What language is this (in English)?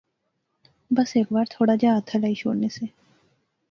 Pahari-Potwari